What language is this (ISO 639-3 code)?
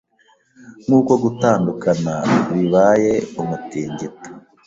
kin